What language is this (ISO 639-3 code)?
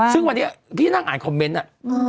tha